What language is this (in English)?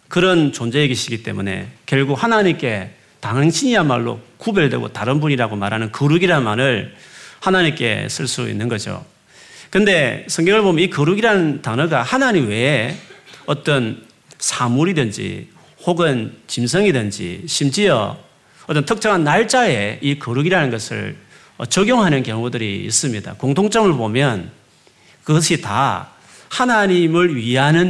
Korean